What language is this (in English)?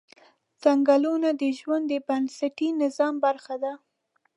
Pashto